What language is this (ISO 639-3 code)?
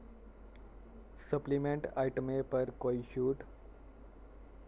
doi